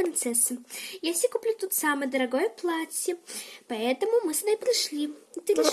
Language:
Russian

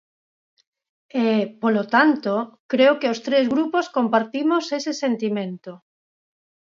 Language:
Galician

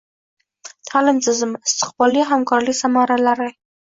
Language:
Uzbek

